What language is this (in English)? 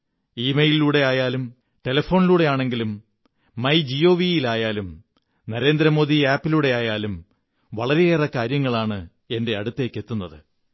Malayalam